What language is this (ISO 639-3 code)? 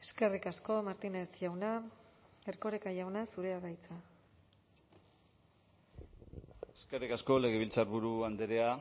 eus